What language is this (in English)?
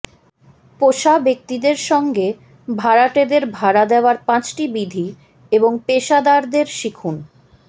Bangla